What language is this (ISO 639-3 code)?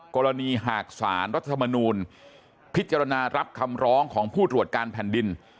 tha